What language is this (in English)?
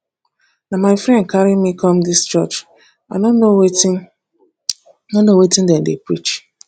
Nigerian Pidgin